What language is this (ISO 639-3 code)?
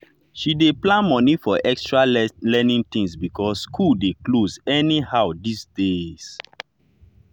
pcm